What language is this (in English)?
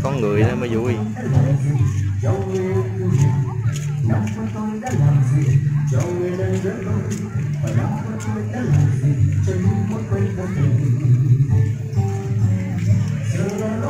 Vietnamese